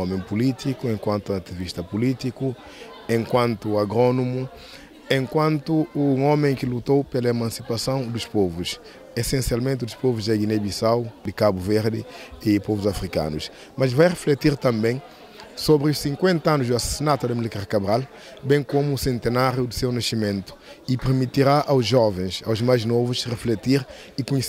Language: Portuguese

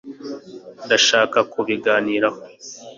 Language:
Kinyarwanda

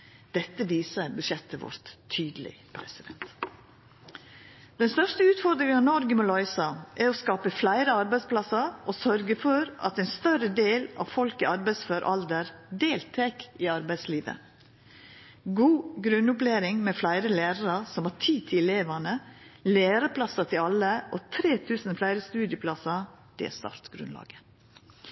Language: Norwegian Nynorsk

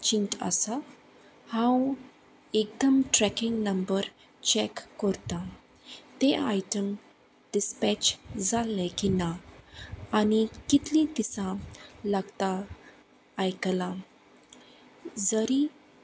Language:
Konkani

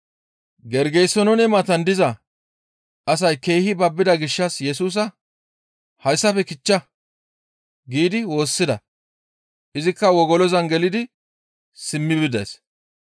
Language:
Gamo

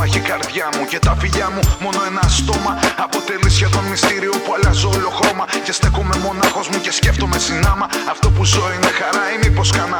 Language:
Greek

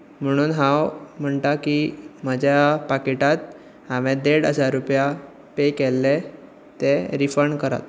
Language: Konkani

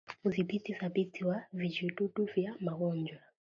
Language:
Swahili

